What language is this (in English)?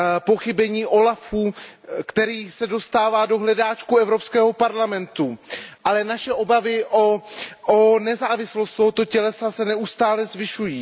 Czech